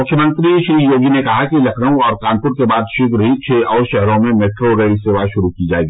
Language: Hindi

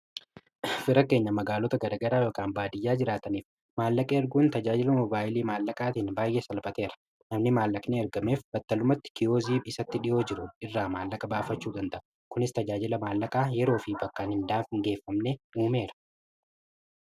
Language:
Oromo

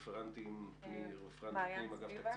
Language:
Hebrew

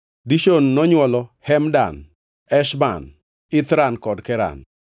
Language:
Luo (Kenya and Tanzania)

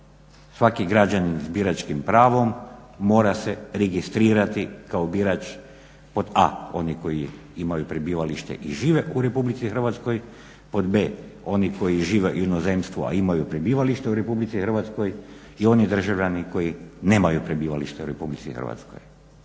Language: Croatian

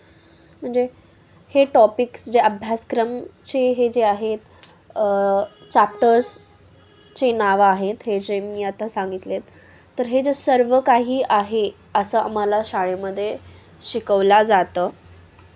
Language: Marathi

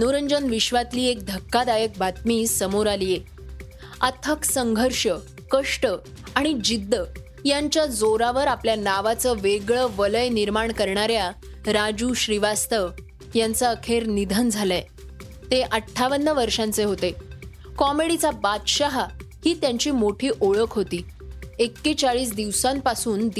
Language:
Marathi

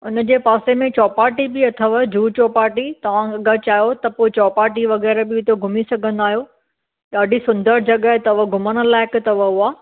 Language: Sindhi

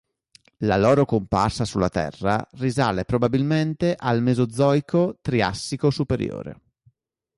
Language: Italian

